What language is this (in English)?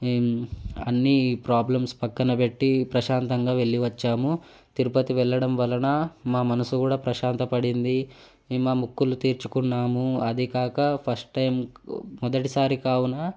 Telugu